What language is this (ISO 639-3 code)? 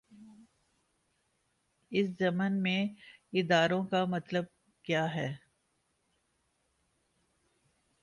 urd